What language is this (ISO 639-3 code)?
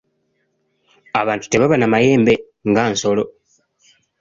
lug